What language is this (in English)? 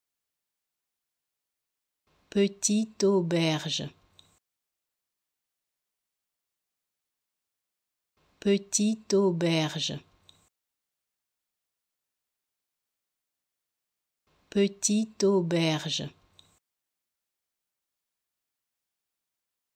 French